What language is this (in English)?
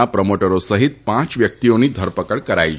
Gujarati